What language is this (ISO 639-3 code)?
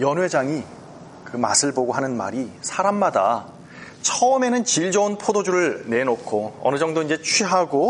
kor